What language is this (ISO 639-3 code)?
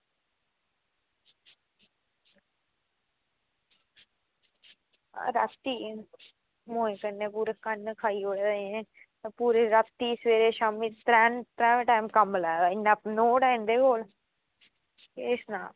doi